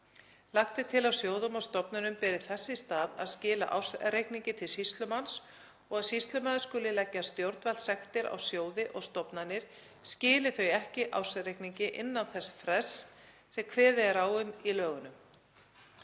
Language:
Icelandic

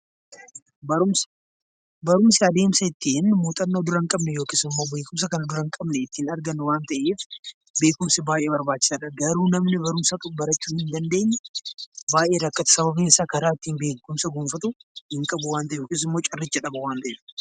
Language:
Oromo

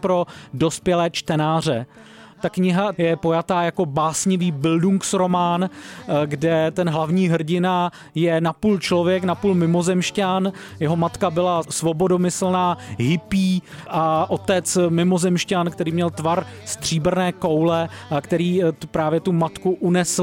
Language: Czech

